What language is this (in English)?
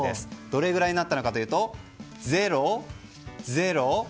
Japanese